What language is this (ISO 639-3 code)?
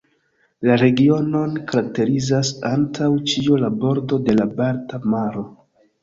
epo